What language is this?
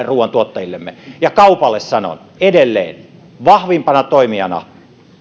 Finnish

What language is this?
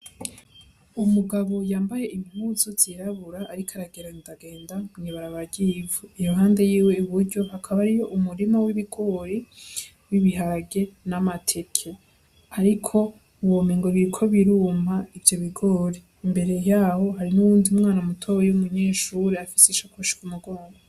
Rundi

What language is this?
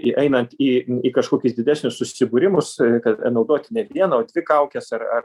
Lithuanian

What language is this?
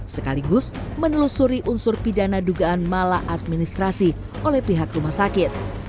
Indonesian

